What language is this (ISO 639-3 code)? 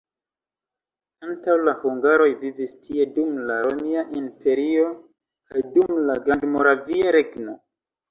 epo